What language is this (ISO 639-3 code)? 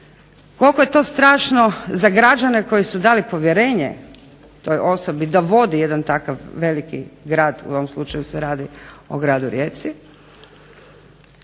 hrv